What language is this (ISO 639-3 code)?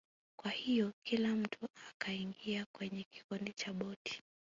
swa